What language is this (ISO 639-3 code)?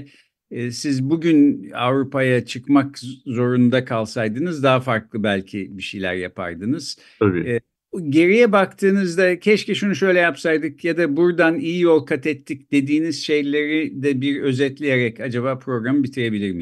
tur